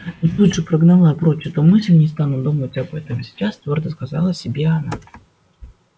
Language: Russian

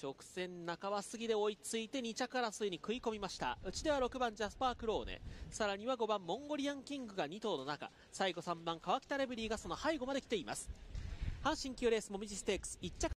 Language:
Japanese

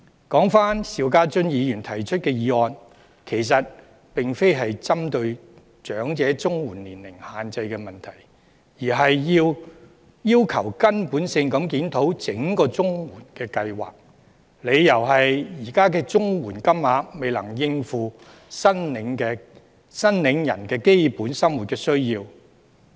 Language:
Cantonese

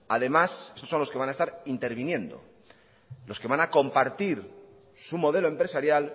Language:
Spanish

